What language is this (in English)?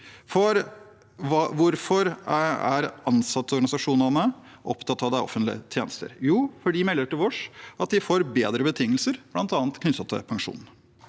Norwegian